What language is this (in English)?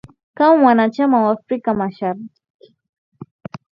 Swahili